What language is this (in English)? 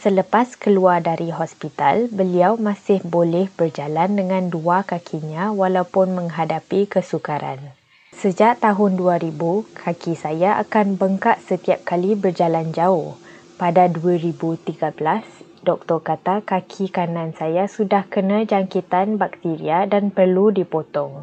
Malay